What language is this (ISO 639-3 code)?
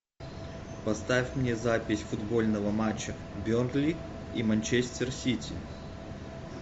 rus